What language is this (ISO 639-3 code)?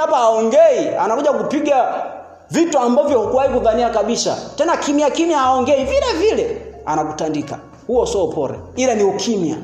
swa